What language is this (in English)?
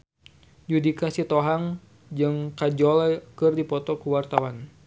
Sundanese